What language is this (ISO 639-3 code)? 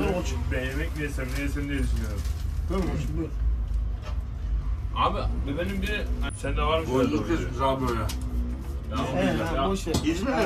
tur